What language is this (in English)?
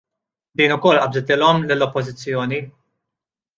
Maltese